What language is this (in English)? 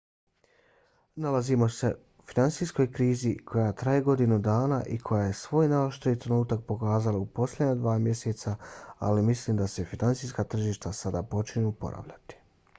Bosnian